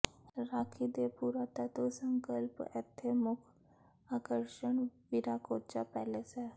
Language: Punjabi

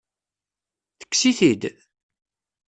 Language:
Kabyle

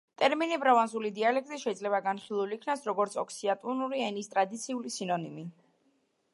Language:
Georgian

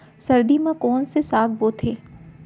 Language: Chhattisgarhi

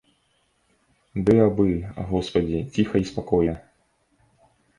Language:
Belarusian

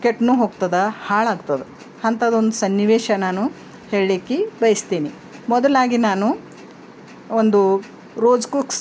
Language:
Kannada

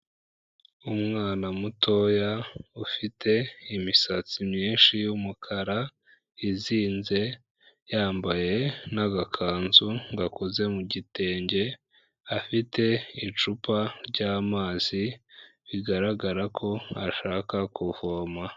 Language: Kinyarwanda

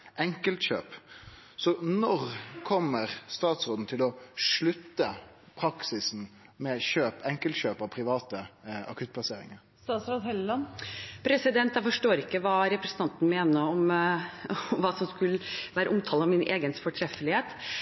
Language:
Norwegian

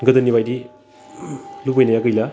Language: Bodo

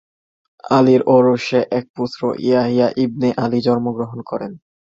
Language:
Bangla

